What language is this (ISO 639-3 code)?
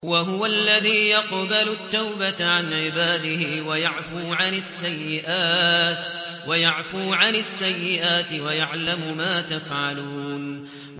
ara